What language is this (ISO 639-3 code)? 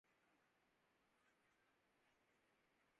urd